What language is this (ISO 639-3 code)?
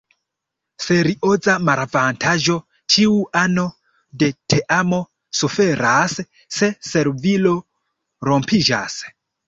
epo